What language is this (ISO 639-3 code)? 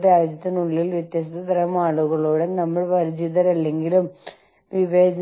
mal